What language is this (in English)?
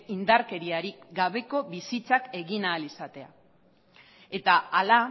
Basque